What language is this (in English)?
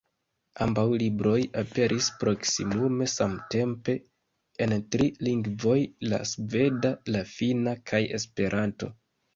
Esperanto